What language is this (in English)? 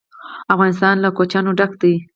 Pashto